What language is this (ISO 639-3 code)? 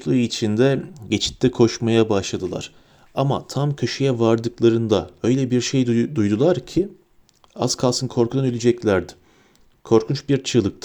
tur